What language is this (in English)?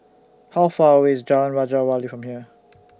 English